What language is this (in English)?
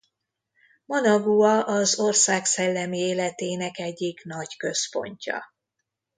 Hungarian